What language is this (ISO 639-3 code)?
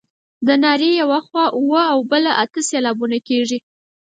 pus